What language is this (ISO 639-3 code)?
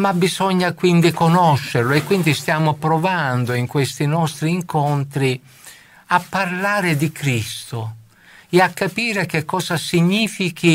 ita